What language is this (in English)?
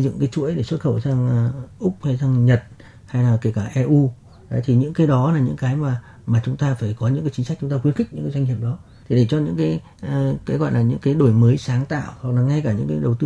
Vietnamese